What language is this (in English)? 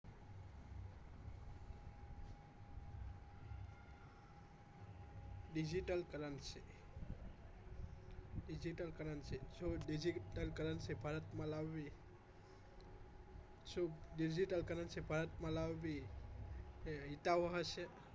Gujarati